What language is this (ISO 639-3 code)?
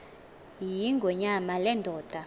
xho